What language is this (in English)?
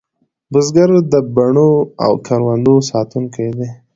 Pashto